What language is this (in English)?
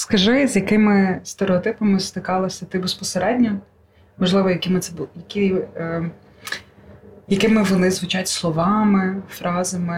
Ukrainian